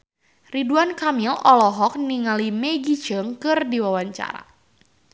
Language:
Sundanese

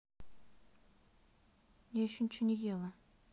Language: Russian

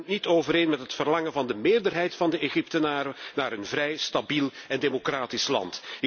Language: Dutch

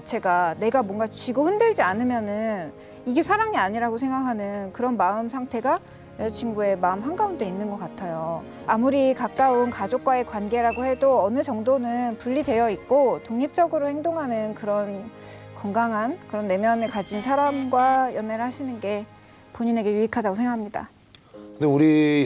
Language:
Korean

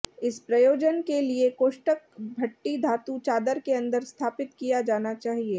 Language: Hindi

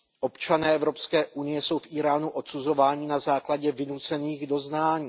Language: Czech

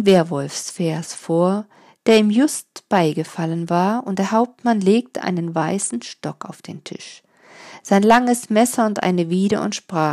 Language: German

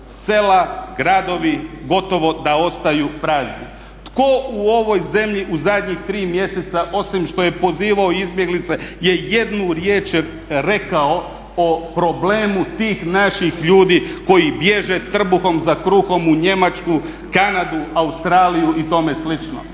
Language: Croatian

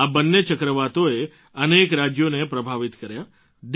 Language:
Gujarati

